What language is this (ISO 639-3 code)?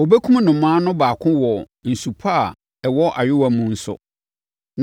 aka